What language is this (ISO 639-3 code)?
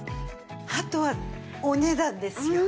jpn